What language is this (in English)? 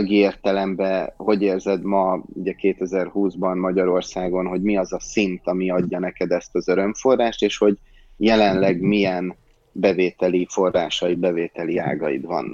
Hungarian